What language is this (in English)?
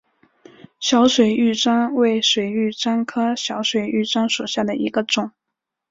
Chinese